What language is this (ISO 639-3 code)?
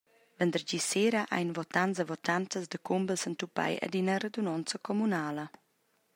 roh